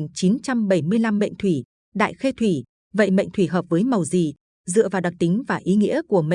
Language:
Vietnamese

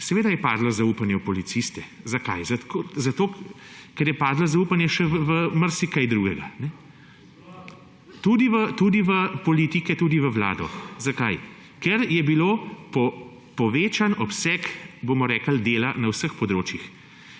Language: Slovenian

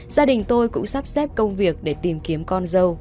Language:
Vietnamese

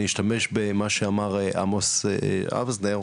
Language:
Hebrew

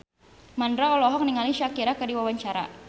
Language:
Sundanese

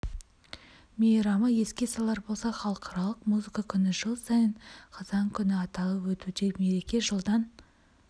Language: Kazakh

